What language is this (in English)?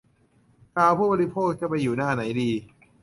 Thai